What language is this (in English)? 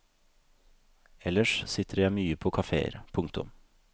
Norwegian